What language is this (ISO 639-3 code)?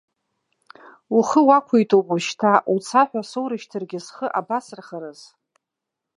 abk